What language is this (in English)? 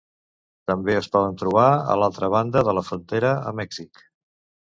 Catalan